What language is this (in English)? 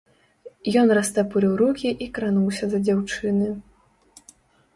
Belarusian